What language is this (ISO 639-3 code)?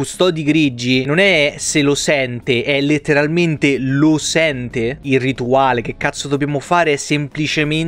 ita